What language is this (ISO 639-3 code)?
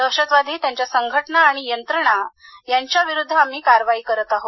mar